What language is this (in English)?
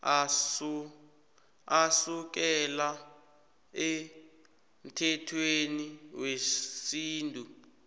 South Ndebele